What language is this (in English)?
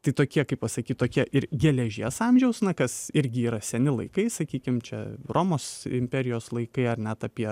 Lithuanian